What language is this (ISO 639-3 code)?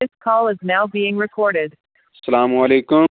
kas